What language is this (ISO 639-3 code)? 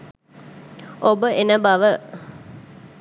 sin